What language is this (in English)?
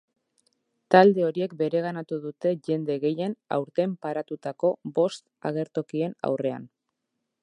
Basque